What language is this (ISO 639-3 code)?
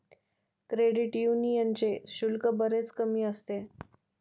mar